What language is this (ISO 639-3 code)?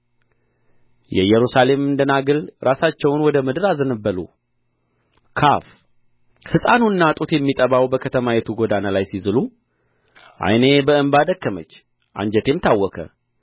amh